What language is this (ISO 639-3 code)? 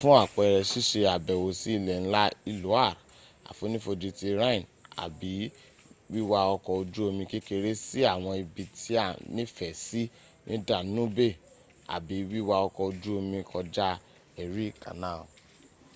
yor